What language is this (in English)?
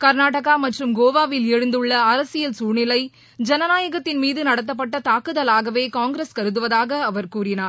Tamil